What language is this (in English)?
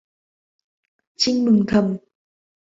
Vietnamese